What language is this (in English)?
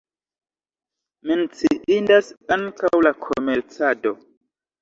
Esperanto